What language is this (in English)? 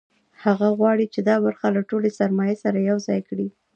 Pashto